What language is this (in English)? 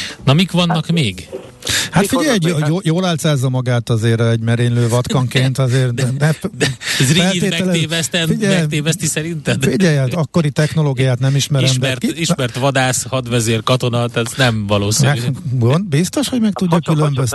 Hungarian